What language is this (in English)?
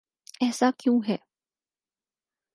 Urdu